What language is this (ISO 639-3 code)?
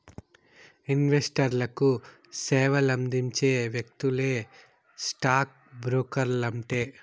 tel